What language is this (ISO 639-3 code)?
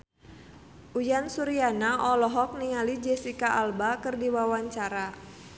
sun